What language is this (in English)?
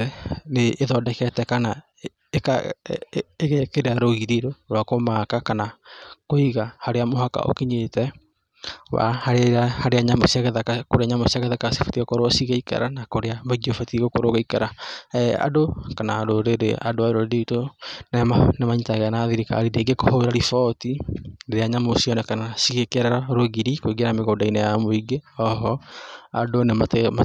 Kikuyu